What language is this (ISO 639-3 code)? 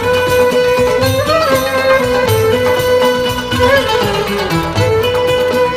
tur